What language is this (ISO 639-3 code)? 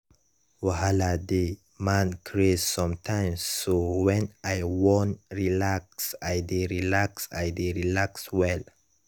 pcm